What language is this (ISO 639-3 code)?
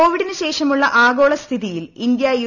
mal